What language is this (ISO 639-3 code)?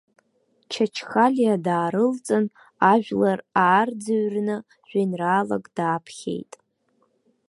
abk